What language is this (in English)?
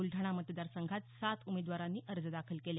Marathi